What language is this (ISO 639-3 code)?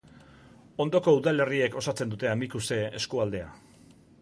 eus